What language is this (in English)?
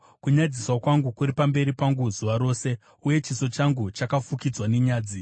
Shona